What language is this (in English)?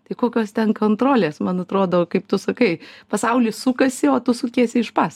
Lithuanian